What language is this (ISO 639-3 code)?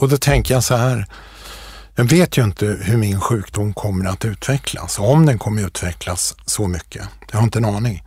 swe